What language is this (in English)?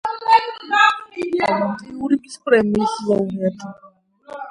Georgian